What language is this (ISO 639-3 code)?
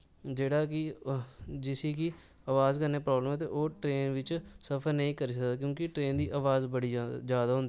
doi